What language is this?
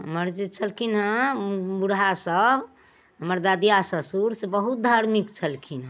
Maithili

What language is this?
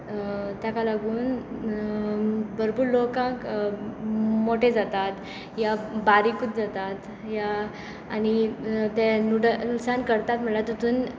Konkani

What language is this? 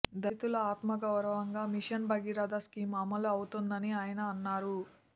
Telugu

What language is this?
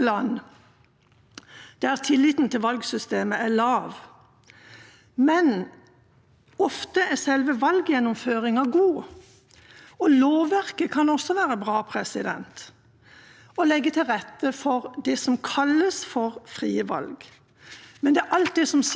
Norwegian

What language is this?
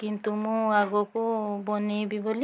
Odia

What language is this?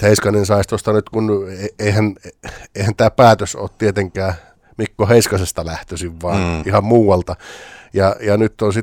Finnish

